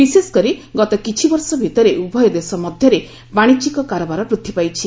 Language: Odia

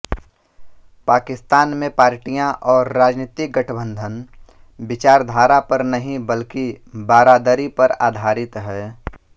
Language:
Hindi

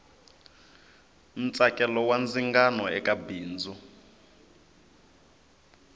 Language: Tsonga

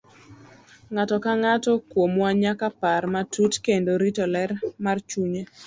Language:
Luo (Kenya and Tanzania)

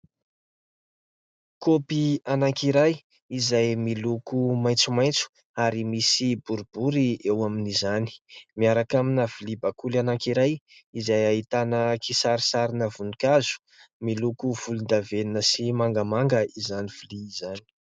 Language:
Malagasy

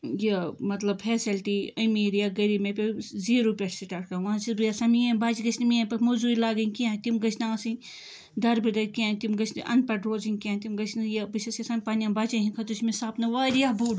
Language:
Kashmiri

